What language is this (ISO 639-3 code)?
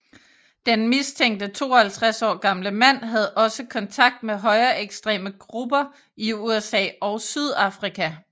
dan